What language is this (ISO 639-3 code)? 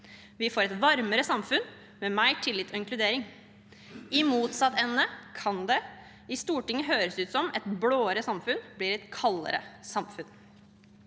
nor